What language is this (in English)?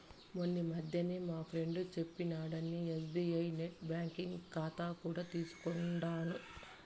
Telugu